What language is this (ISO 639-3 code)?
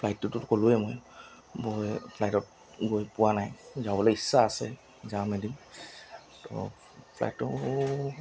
asm